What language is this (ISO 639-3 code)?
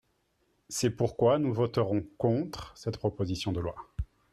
fra